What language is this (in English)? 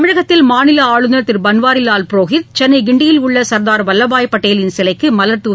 Tamil